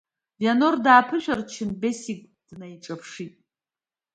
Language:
Abkhazian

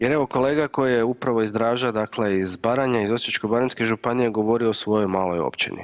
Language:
Croatian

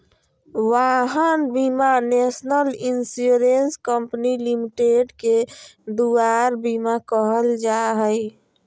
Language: Magahi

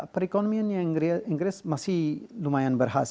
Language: Indonesian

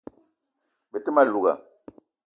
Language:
Eton (Cameroon)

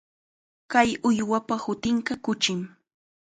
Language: Chiquián Ancash Quechua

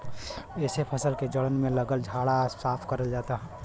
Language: Bhojpuri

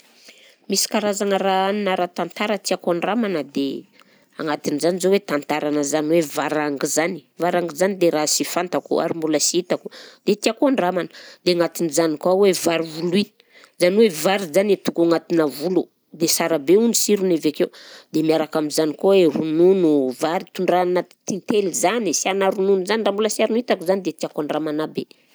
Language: Southern Betsimisaraka Malagasy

